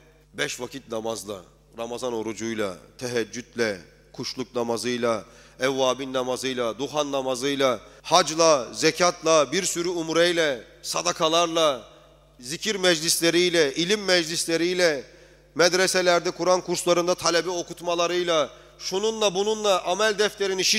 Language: Turkish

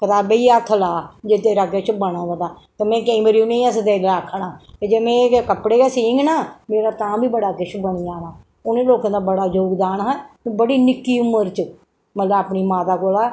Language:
Dogri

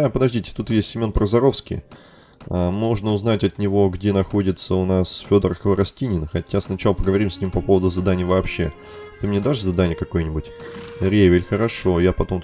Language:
Russian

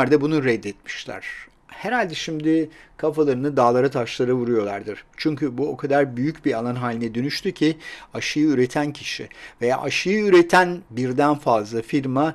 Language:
Turkish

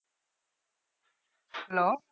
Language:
Bangla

